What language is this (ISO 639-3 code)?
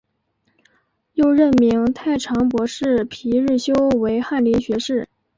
zho